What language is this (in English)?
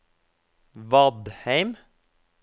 Norwegian